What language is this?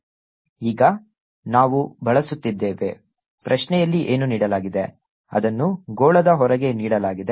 Kannada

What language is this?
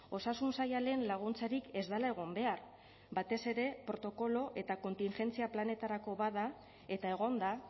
Basque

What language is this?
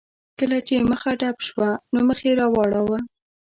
Pashto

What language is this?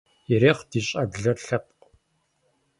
Kabardian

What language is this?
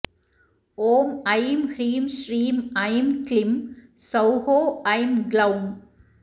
Sanskrit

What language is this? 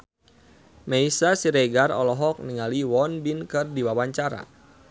Sundanese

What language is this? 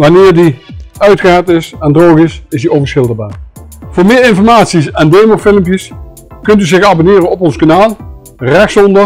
Dutch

